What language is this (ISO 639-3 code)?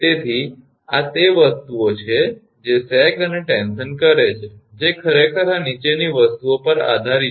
guj